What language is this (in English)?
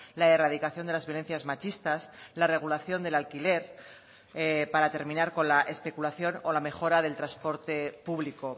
Spanish